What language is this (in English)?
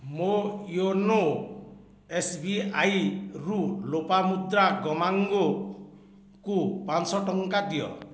Odia